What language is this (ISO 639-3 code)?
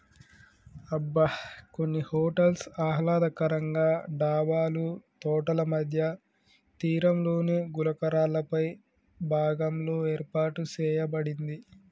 tel